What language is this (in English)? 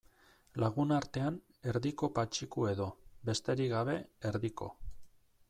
Basque